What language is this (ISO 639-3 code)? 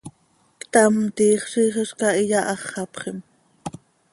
sei